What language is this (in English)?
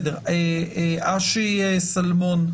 Hebrew